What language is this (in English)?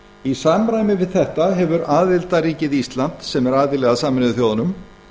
Icelandic